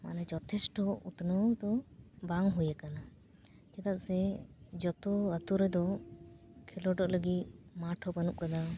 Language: Santali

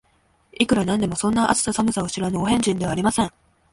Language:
Japanese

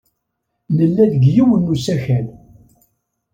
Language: Kabyle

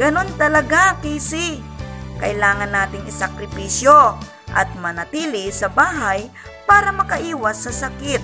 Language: Filipino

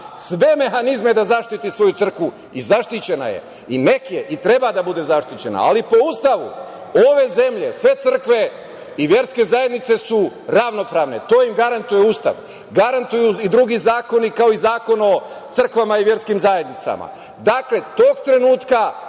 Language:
Serbian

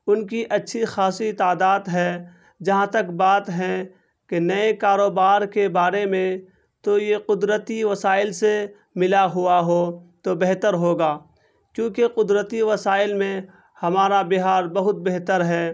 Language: Urdu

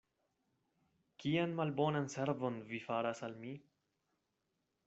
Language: Esperanto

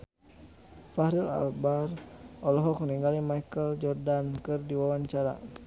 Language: Sundanese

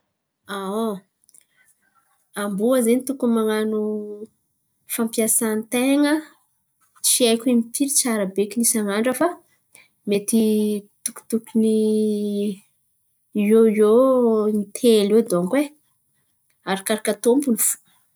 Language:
Antankarana Malagasy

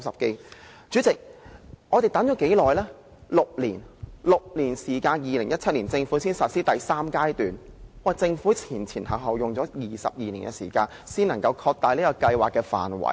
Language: Cantonese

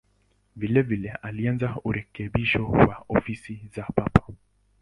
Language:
Swahili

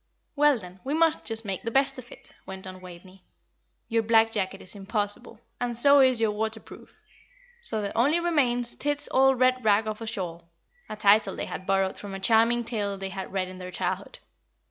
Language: English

